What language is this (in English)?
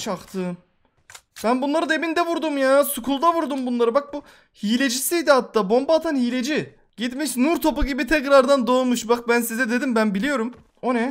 Turkish